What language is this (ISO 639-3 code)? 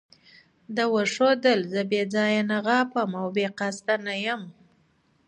pus